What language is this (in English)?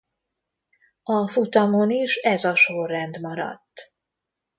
Hungarian